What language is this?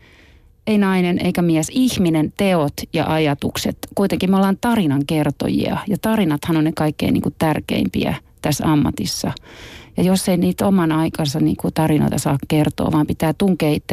Finnish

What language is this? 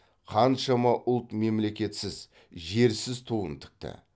Kazakh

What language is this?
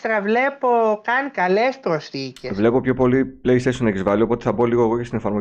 Greek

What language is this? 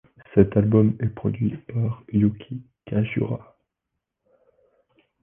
French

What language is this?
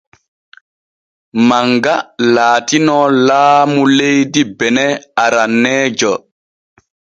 Borgu Fulfulde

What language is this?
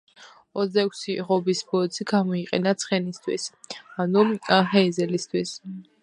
Georgian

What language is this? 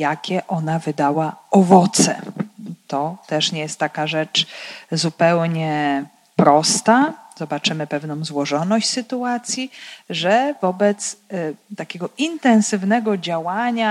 Polish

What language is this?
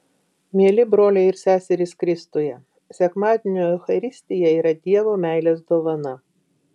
Lithuanian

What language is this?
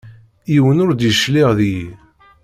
Kabyle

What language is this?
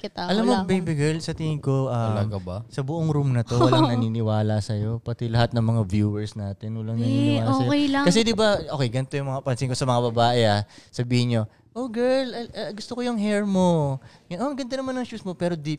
Filipino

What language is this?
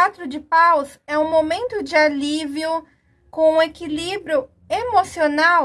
Portuguese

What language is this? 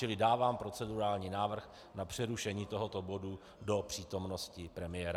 Czech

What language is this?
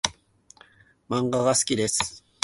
Japanese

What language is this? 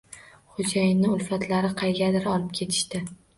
Uzbek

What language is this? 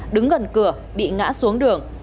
Vietnamese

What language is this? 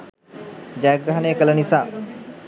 Sinhala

